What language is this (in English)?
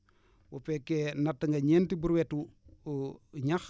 Wolof